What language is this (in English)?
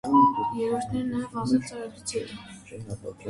Armenian